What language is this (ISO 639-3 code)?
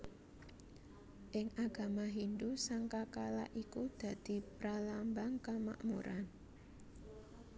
jav